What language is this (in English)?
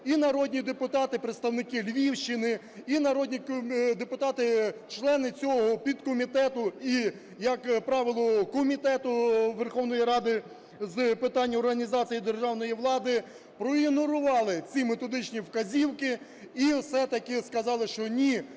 Ukrainian